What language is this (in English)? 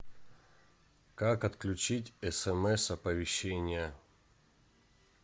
Russian